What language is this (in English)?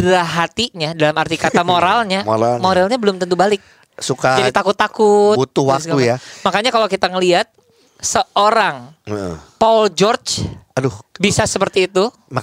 Indonesian